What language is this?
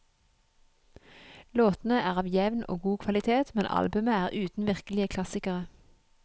Norwegian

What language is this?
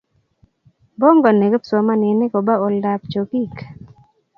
Kalenjin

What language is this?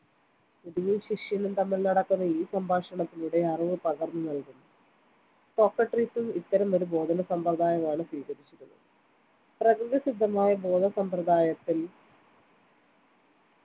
Malayalam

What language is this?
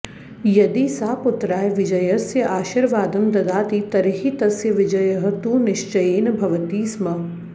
Sanskrit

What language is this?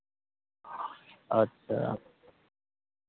Maithili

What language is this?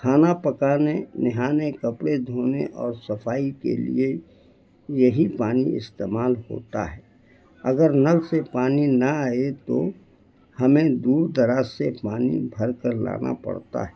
Urdu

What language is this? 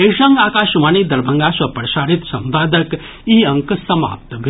Maithili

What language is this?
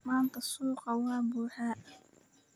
Somali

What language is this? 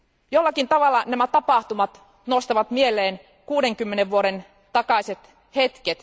Finnish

